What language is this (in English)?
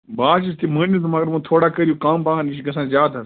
Kashmiri